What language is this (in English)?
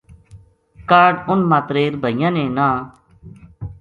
Gujari